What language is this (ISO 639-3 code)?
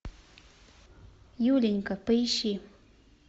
rus